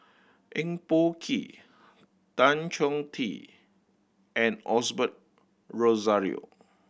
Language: English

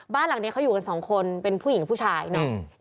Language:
Thai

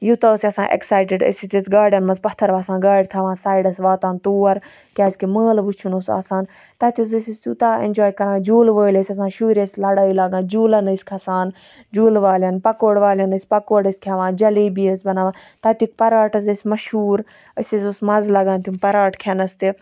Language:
Kashmiri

